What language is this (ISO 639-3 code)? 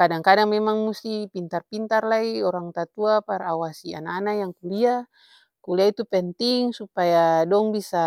abs